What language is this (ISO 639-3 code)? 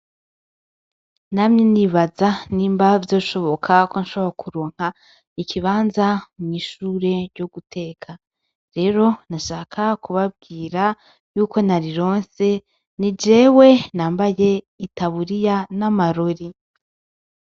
run